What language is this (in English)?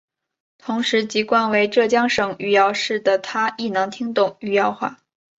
Chinese